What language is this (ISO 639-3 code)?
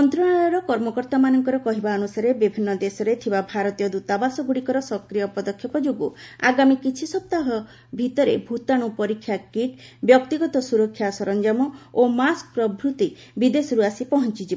ori